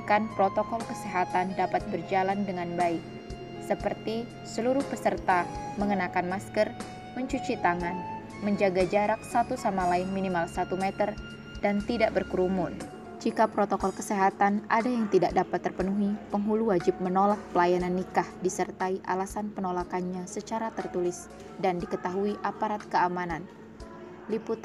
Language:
Indonesian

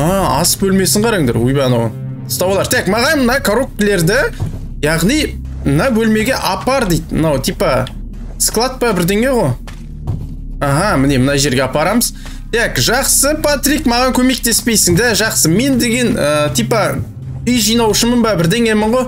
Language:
Turkish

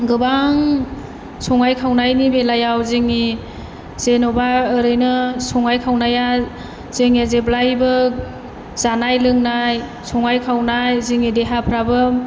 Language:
Bodo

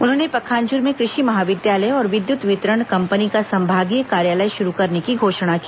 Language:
Hindi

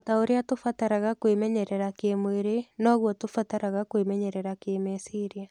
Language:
Kikuyu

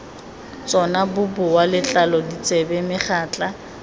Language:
Tswana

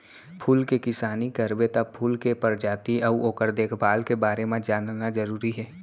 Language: Chhattisgarhi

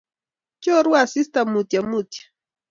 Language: Kalenjin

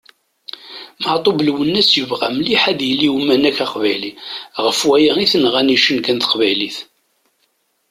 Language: Kabyle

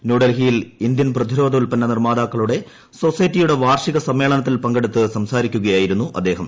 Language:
Malayalam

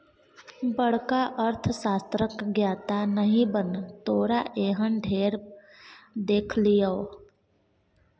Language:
Maithili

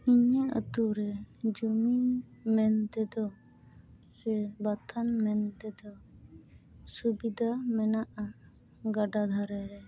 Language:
Santali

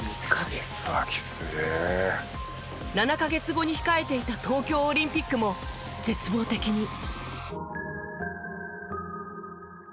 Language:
Japanese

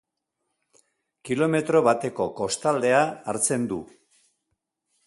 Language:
Basque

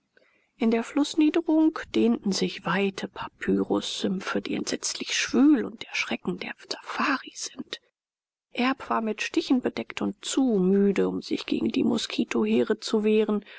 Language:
German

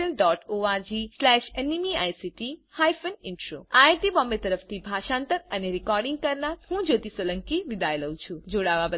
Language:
Gujarati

